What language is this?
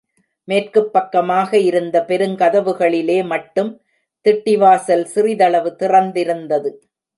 Tamil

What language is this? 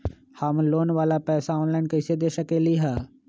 Magahi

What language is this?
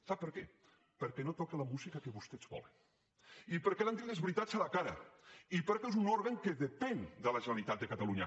Catalan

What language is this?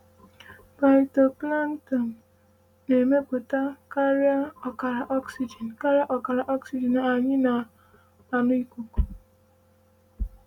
Igbo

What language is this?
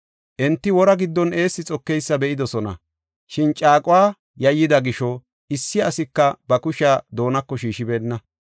Gofa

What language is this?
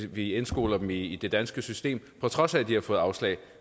Danish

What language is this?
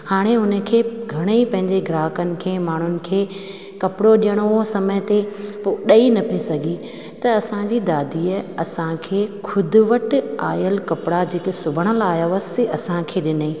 Sindhi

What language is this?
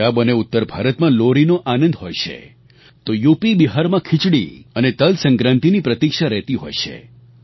Gujarati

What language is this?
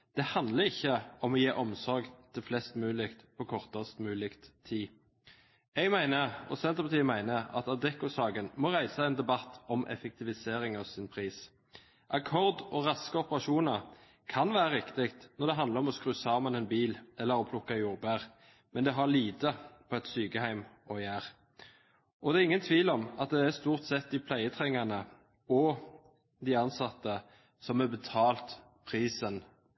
Norwegian Bokmål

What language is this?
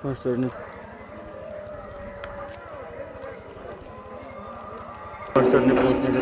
Romanian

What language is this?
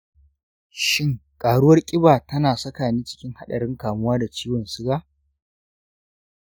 Hausa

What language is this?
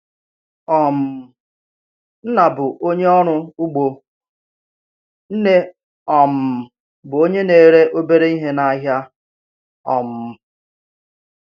Igbo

